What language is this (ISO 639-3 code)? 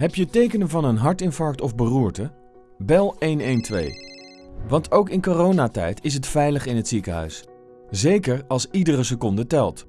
nld